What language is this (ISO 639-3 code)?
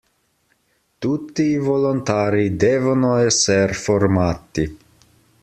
ita